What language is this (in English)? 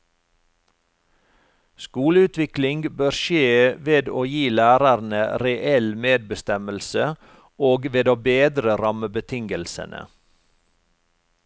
Norwegian